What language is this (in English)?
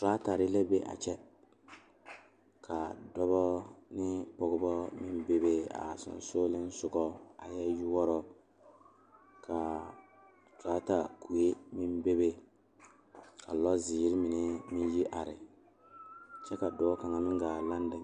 Southern Dagaare